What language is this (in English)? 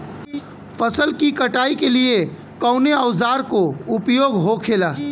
Bhojpuri